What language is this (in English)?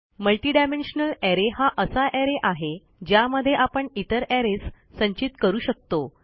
Marathi